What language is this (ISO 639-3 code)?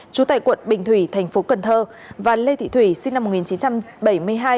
vie